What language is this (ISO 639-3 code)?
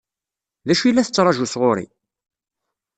kab